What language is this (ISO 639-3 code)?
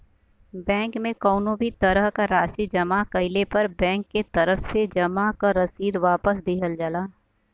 bho